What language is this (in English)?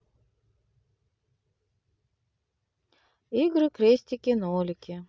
Russian